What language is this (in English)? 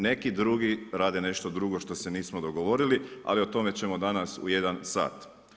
Croatian